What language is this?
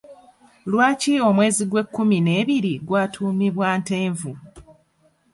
Ganda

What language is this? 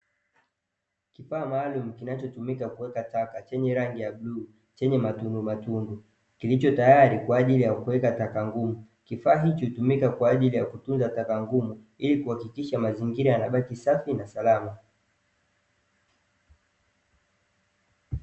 Swahili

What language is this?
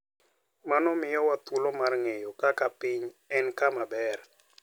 Luo (Kenya and Tanzania)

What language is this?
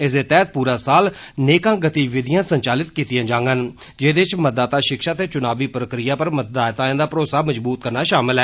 Dogri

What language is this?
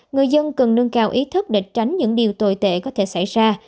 Vietnamese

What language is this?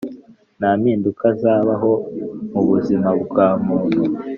Kinyarwanda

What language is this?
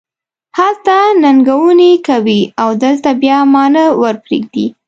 Pashto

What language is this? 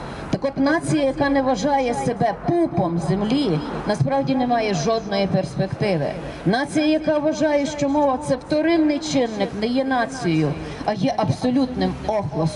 Ukrainian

